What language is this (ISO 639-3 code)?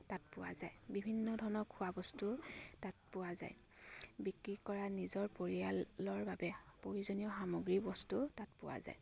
asm